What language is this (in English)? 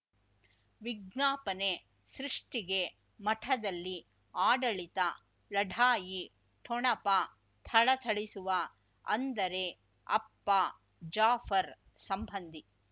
Kannada